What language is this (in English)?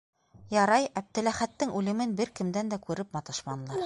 Bashkir